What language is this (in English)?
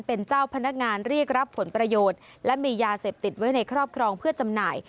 Thai